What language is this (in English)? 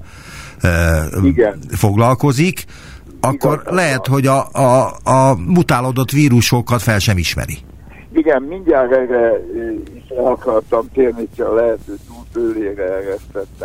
Hungarian